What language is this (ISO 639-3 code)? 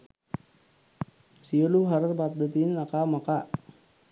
sin